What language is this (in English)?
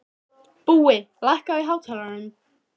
Icelandic